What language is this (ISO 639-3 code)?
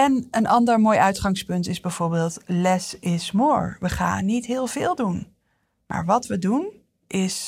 nld